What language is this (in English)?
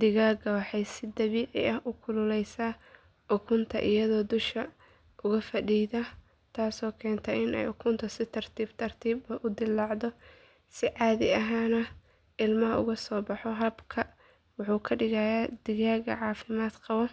Somali